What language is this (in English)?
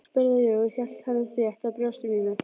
Icelandic